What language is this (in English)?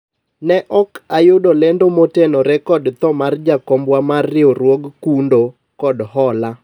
Luo (Kenya and Tanzania)